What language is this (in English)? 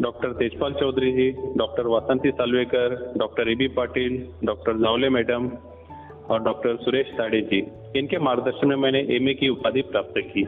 Hindi